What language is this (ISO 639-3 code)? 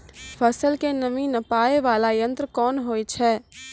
mai